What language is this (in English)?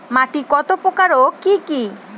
Bangla